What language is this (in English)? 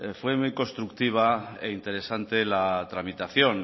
Spanish